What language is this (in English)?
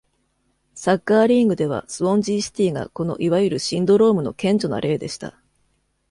Japanese